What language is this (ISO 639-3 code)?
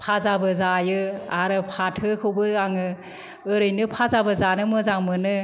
brx